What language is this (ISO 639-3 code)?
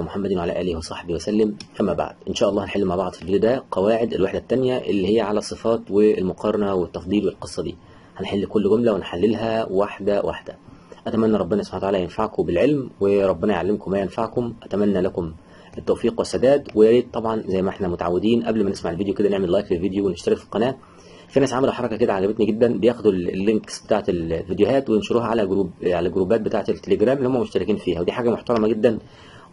ara